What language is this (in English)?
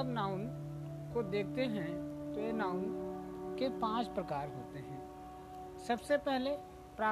Hindi